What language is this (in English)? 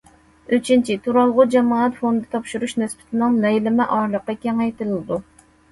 Uyghur